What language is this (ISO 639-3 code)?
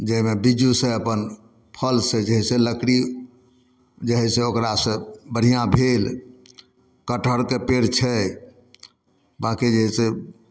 mai